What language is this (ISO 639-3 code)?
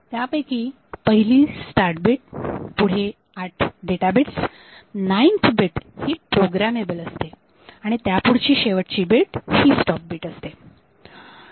mar